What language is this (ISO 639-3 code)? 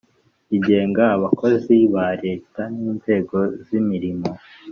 kin